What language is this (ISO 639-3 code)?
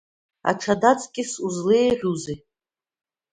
abk